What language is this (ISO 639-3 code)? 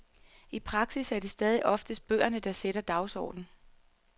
dan